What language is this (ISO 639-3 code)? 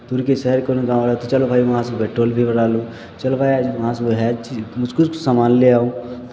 mai